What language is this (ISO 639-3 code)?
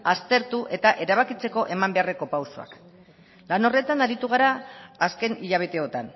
eus